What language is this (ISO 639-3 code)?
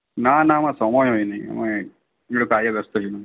ben